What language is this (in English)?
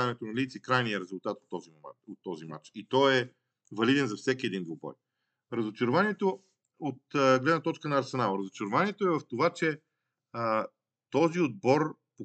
Bulgarian